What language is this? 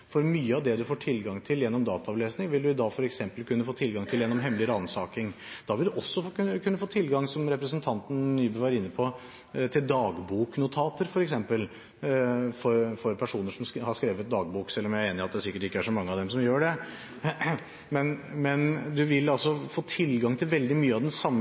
Norwegian Bokmål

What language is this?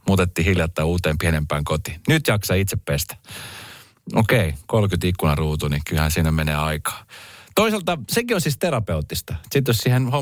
Finnish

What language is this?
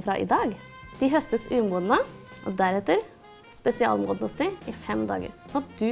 Norwegian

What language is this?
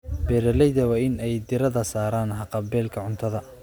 Somali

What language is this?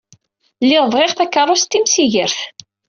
Kabyle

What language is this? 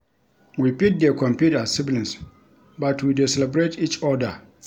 Nigerian Pidgin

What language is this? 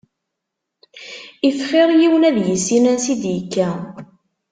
Kabyle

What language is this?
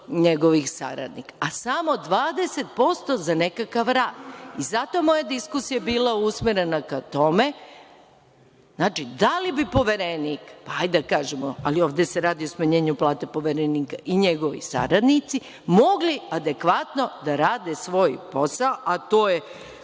Serbian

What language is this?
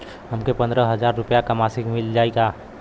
Bhojpuri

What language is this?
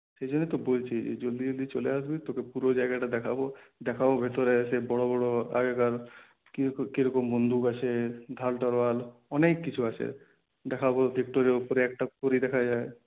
Bangla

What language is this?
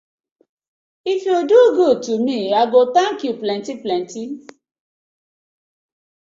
Nigerian Pidgin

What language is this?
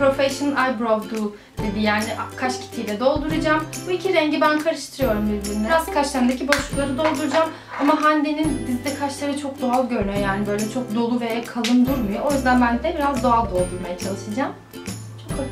Turkish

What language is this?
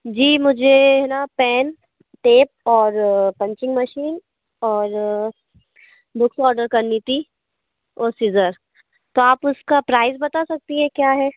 Hindi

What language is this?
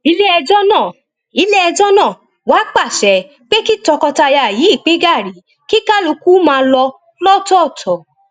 Yoruba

